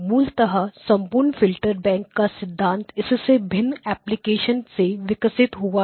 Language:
Hindi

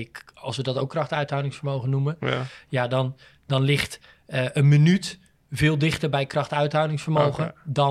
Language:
Dutch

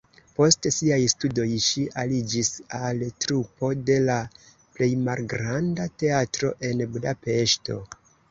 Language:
Esperanto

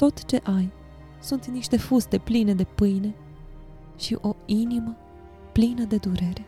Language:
Romanian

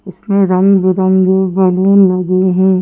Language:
Hindi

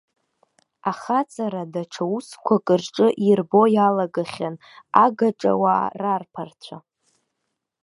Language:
Abkhazian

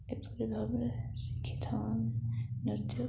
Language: Odia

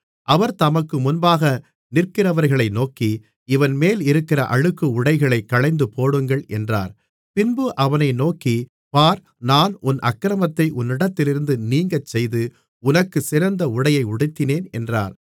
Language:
Tamil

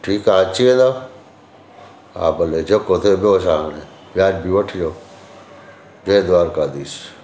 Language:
Sindhi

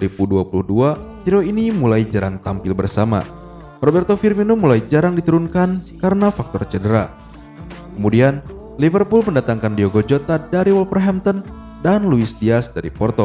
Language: Indonesian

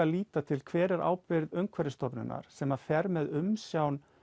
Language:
Icelandic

